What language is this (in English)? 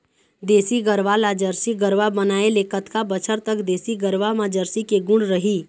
Chhattisgarhi